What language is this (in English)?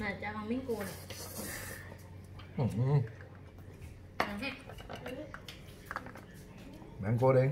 Vietnamese